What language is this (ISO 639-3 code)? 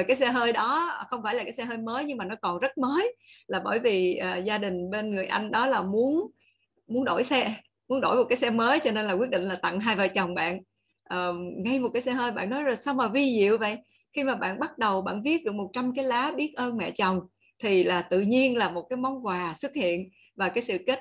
vie